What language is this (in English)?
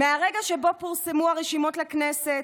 Hebrew